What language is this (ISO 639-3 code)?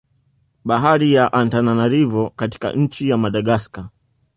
swa